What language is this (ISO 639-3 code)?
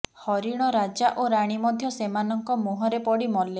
ori